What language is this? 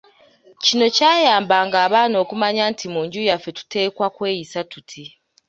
Ganda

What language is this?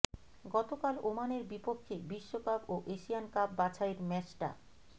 Bangla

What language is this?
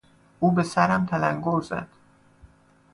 Persian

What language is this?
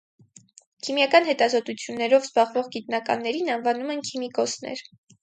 Armenian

